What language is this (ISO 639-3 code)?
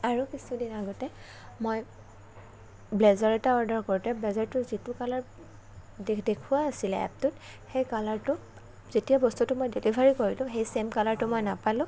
asm